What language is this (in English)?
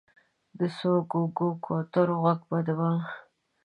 Pashto